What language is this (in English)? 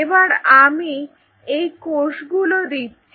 Bangla